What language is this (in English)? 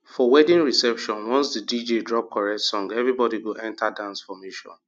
Nigerian Pidgin